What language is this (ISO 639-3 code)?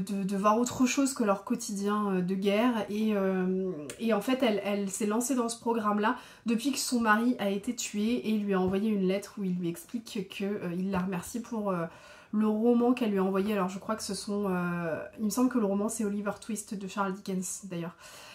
fra